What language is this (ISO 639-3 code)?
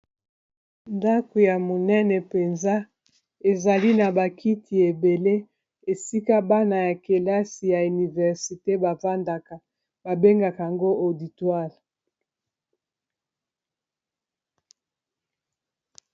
lin